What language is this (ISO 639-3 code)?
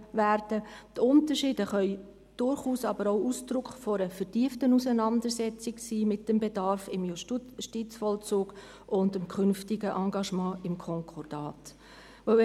gsw